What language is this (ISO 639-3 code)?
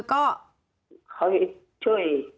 tha